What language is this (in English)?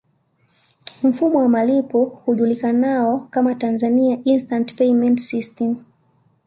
Swahili